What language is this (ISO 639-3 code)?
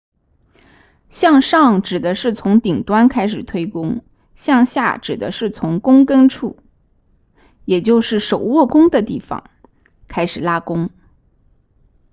zho